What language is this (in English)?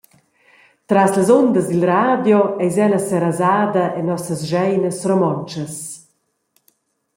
Romansh